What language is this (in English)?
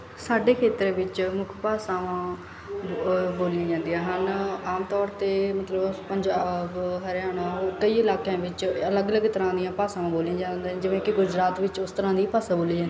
Punjabi